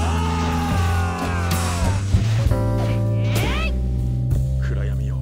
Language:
Japanese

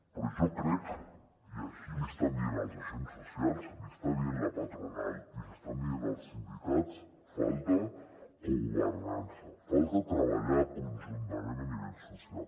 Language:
Catalan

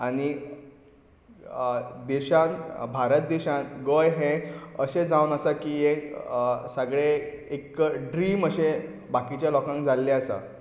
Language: Konkani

